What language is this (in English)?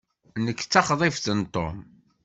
Kabyle